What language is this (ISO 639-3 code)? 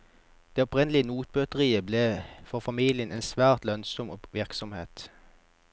nor